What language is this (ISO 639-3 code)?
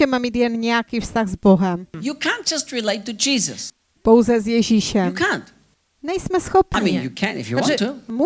ces